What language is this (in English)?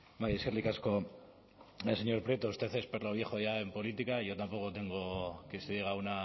Spanish